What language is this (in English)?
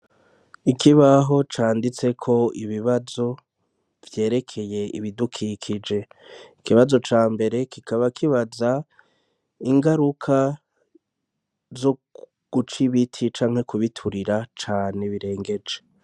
Rundi